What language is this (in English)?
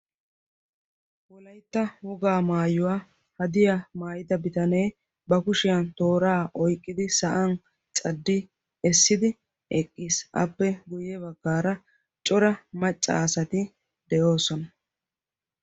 Wolaytta